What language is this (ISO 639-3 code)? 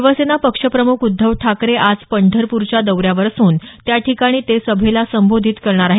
mar